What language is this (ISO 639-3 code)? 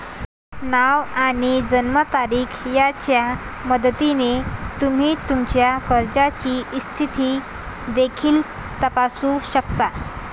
mar